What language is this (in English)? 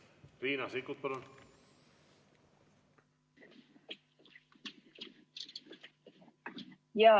Estonian